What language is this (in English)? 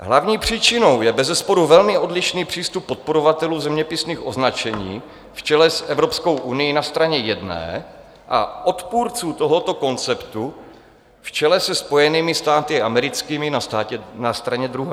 Czech